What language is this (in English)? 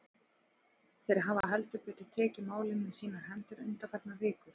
Icelandic